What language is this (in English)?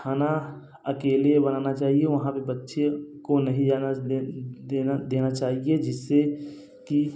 Hindi